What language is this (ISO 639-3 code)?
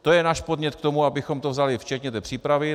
ces